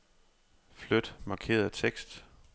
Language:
Danish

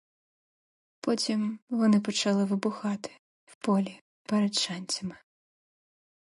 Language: Ukrainian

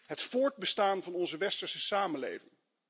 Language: Dutch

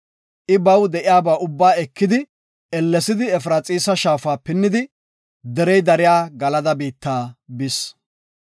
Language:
Gofa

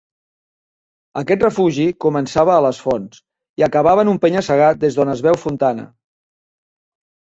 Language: Catalan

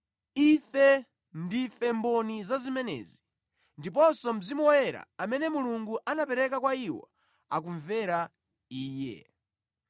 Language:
Nyanja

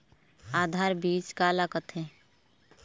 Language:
Chhattisgarhi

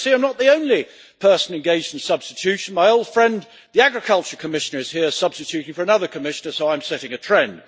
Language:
English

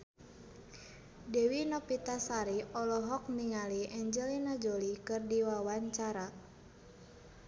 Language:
Sundanese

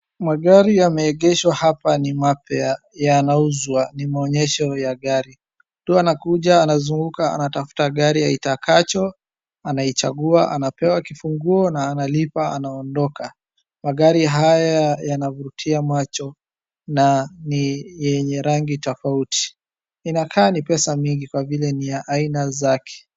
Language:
Swahili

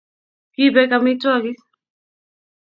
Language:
Kalenjin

